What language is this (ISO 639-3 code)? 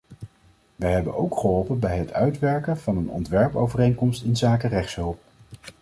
nld